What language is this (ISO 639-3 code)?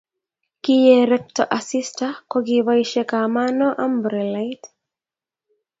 kln